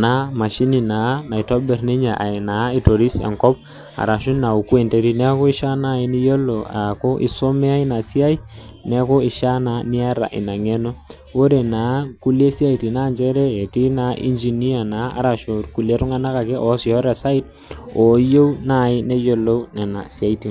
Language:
Masai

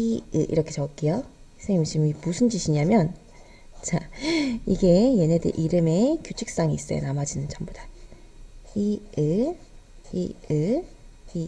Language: Korean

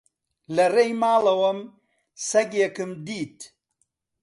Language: Central Kurdish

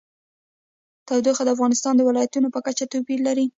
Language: Pashto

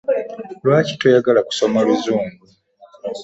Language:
Ganda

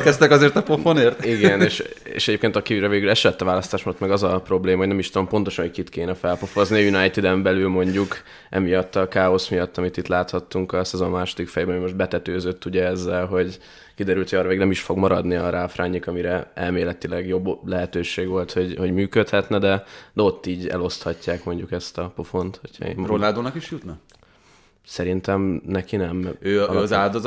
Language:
Hungarian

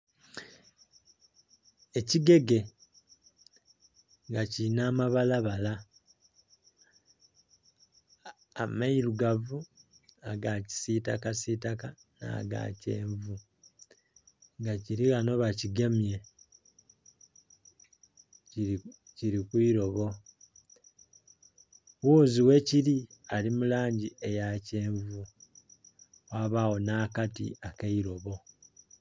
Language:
Soga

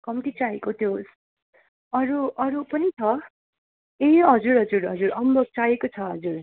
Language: Nepali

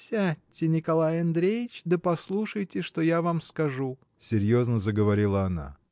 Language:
Russian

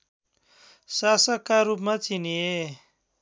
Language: Nepali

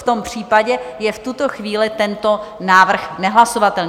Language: Czech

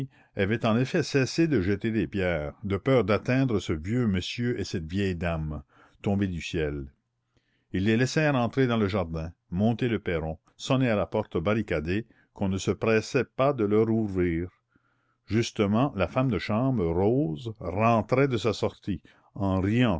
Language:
French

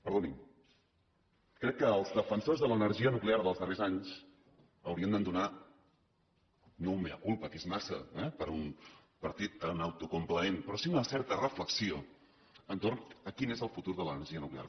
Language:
Catalan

